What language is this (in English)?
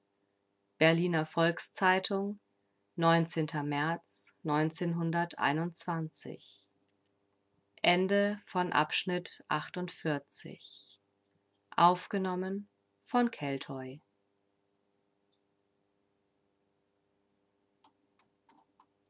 German